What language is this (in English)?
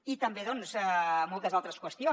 Catalan